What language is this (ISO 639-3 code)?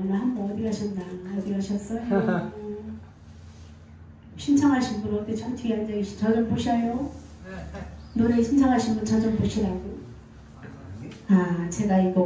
kor